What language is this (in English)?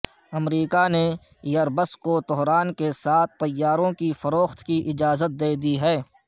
Urdu